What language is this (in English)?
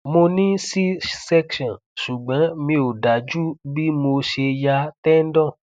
Yoruba